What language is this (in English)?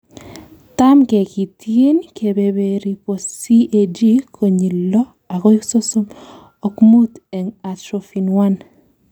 Kalenjin